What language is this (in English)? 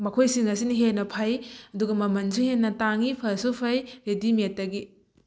Manipuri